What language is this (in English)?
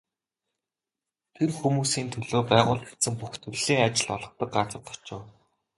Mongolian